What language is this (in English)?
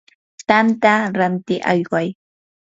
Yanahuanca Pasco Quechua